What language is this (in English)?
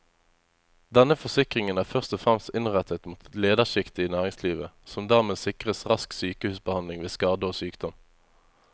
Norwegian